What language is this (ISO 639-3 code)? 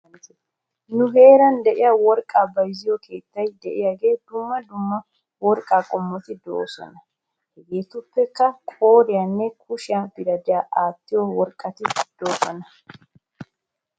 wal